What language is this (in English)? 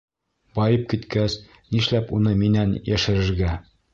Bashkir